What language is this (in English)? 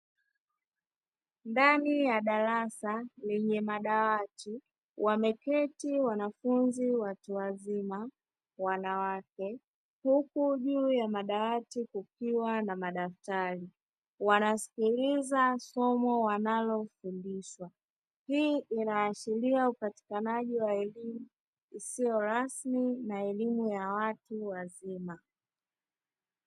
Swahili